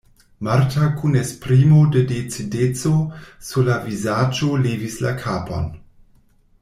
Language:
Esperanto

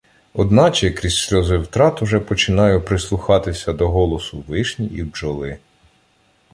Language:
Ukrainian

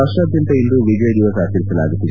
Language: Kannada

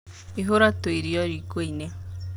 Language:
Kikuyu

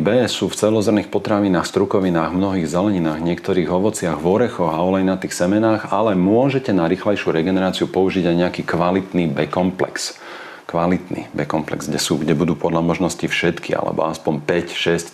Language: Slovak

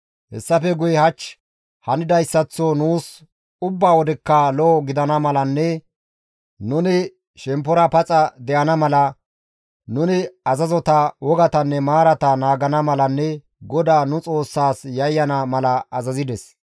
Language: Gamo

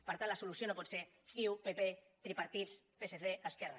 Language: Catalan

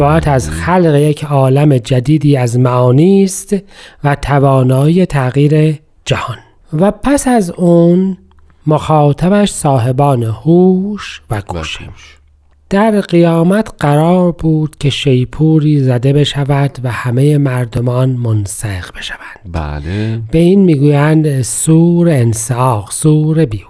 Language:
Persian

